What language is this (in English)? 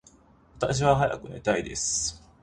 Japanese